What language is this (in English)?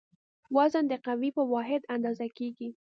Pashto